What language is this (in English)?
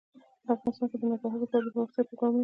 Pashto